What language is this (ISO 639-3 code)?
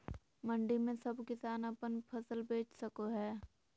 mag